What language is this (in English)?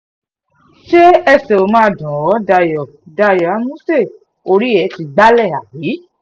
Yoruba